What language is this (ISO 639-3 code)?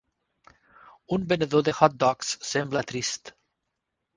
cat